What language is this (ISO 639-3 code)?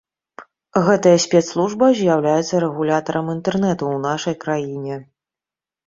bel